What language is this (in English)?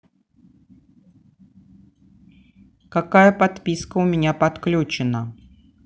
Russian